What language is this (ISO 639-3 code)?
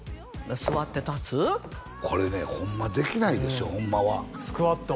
jpn